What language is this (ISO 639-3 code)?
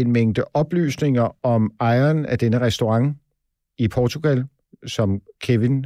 dan